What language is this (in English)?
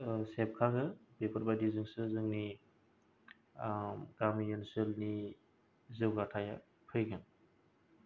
Bodo